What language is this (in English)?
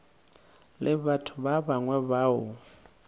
Northern Sotho